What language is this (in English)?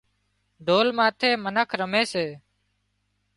Wadiyara Koli